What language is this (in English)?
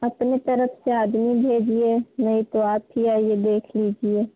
Hindi